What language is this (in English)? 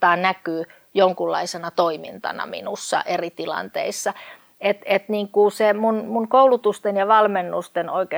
Finnish